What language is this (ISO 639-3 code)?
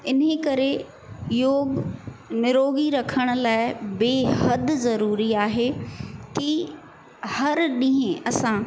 snd